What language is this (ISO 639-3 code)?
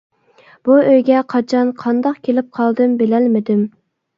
uig